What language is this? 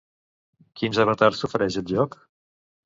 Catalan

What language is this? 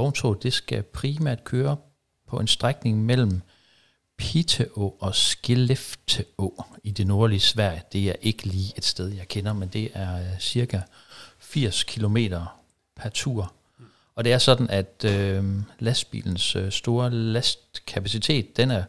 Danish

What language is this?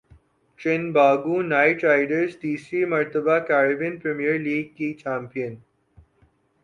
Urdu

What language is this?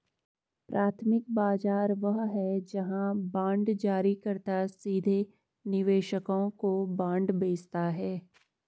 Hindi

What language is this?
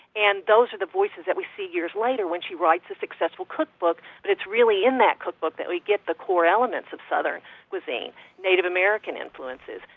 English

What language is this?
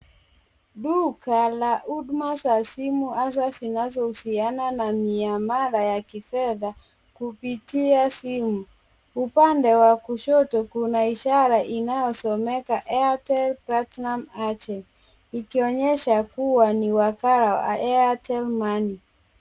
Swahili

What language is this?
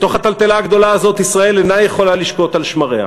Hebrew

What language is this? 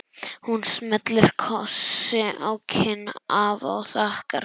Icelandic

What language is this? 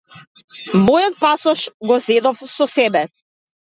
Macedonian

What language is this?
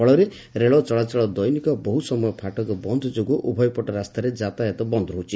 Odia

